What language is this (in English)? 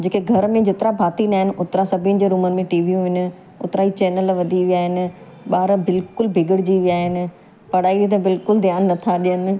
Sindhi